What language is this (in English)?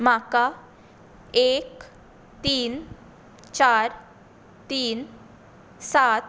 Konkani